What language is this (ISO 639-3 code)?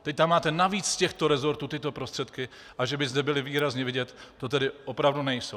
ces